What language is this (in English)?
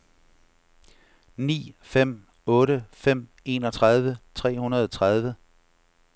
Danish